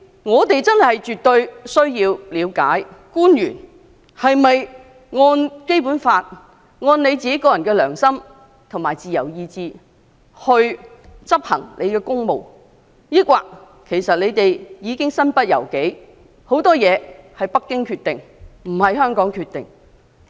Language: Cantonese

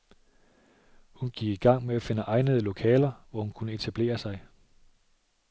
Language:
Danish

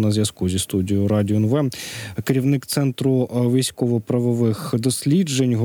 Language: Ukrainian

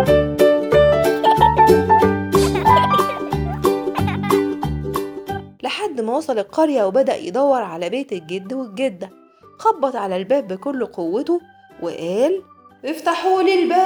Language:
Arabic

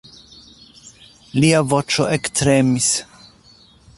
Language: Esperanto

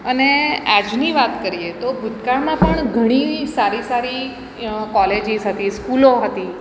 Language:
Gujarati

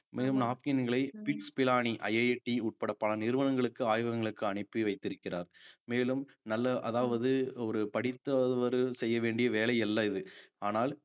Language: Tamil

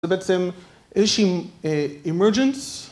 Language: Hebrew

